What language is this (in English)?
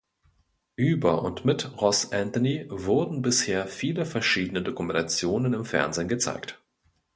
German